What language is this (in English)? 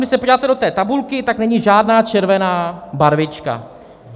Czech